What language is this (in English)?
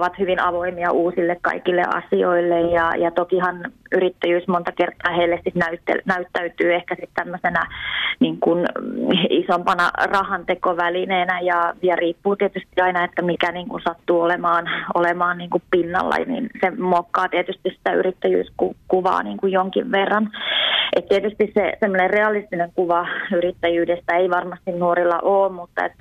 Finnish